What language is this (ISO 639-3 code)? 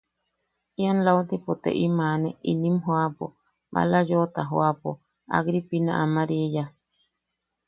yaq